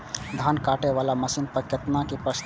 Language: Maithili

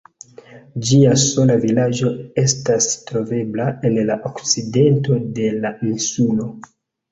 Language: Esperanto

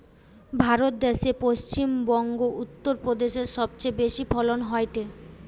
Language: Bangla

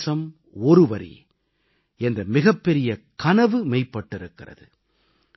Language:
Tamil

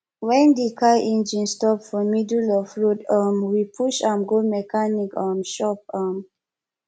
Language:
Nigerian Pidgin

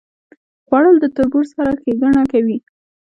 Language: Pashto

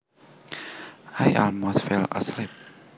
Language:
Javanese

